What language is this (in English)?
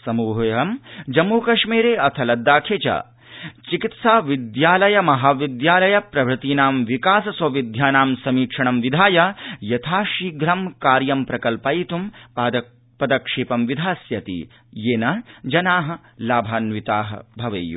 Sanskrit